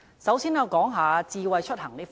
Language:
Cantonese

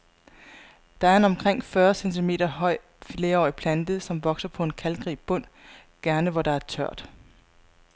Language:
Danish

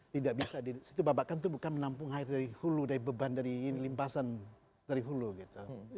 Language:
Indonesian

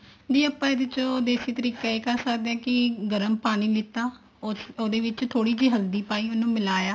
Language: Punjabi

